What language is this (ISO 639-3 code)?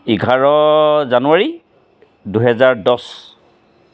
asm